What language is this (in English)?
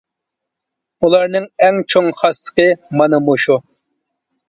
Uyghur